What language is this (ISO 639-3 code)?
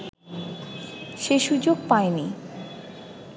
ben